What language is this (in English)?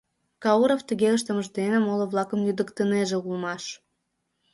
Mari